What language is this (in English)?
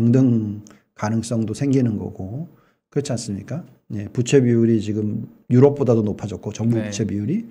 Korean